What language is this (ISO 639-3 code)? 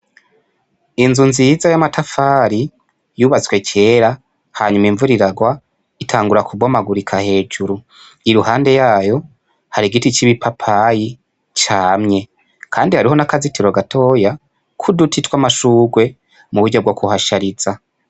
run